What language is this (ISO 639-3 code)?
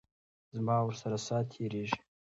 pus